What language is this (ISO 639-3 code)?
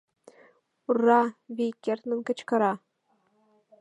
chm